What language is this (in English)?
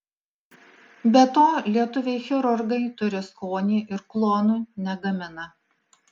Lithuanian